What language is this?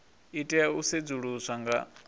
Venda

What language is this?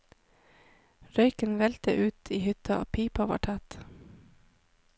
Norwegian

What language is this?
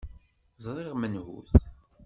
Kabyle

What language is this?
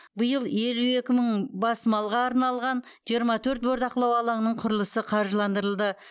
Kazakh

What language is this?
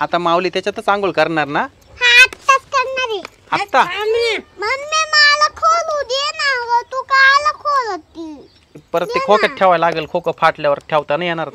Marathi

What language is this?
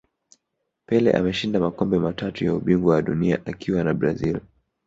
Swahili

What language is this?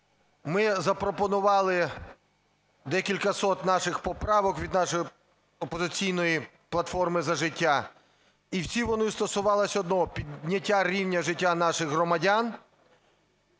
Ukrainian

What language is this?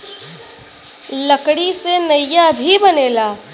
Bhojpuri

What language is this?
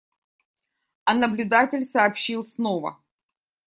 Russian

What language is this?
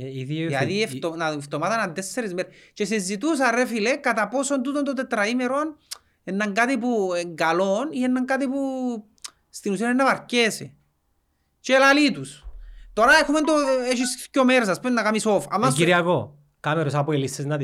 Greek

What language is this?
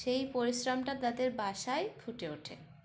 Bangla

